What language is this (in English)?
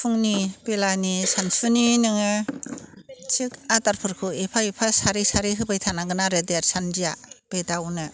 Bodo